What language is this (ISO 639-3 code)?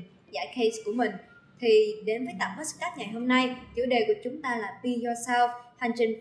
vie